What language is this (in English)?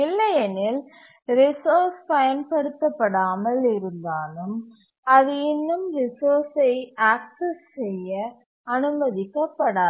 Tamil